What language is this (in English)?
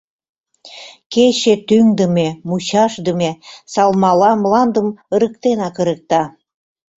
Mari